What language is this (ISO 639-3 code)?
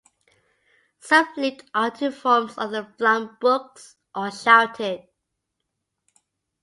eng